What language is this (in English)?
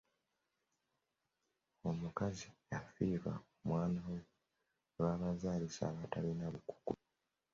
Ganda